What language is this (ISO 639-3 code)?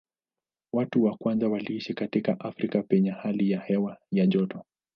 swa